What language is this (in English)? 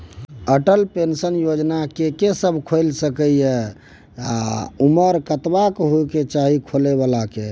Maithili